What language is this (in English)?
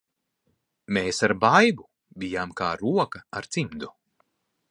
Latvian